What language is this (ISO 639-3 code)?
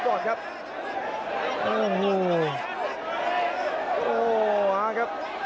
tha